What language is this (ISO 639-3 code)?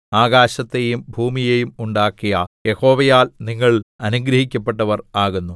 mal